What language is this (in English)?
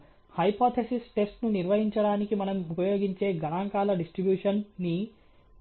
Telugu